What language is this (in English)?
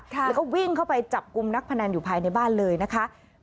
Thai